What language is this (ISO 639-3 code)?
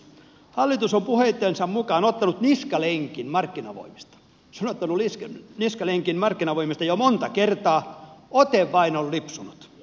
fin